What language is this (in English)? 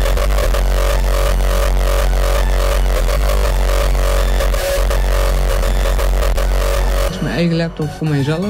Dutch